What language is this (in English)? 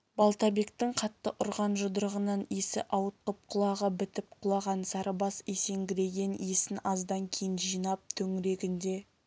Kazakh